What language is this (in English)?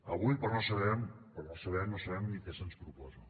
Catalan